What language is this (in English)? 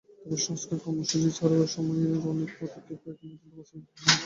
Bangla